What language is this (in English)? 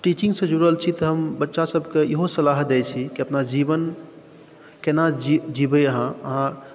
Maithili